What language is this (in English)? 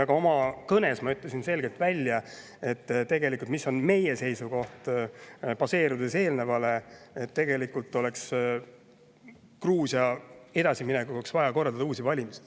Estonian